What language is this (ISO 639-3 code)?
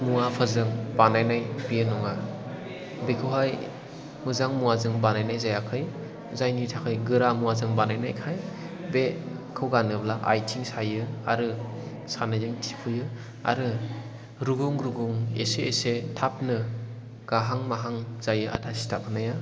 brx